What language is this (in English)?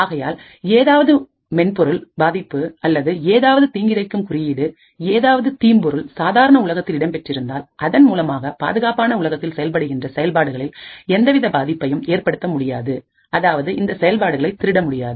Tamil